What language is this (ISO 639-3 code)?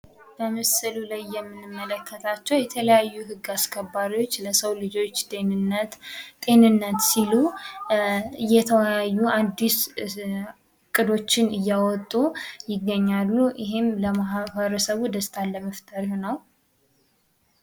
amh